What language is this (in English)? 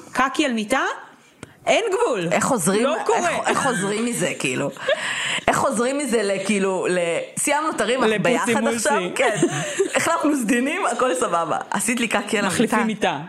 Hebrew